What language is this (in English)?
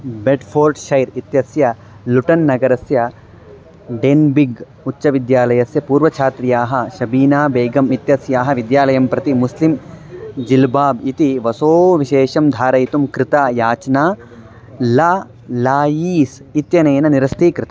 Sanskrit